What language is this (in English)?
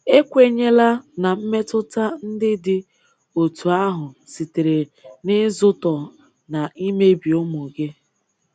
Igbo